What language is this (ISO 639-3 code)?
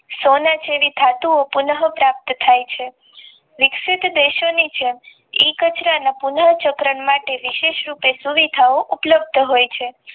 guj